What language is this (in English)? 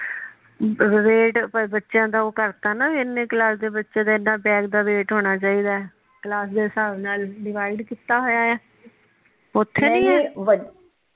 Punjabi